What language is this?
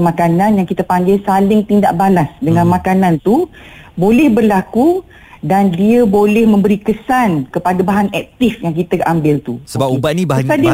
Malay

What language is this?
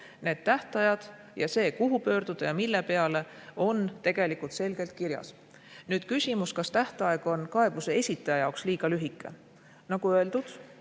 Estonian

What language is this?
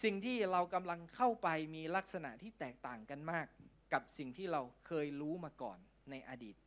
Thai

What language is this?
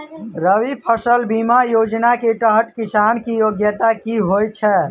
Maithili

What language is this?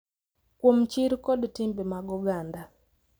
Luo (Kenya and Tanzania)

